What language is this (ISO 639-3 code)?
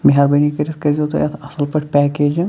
kas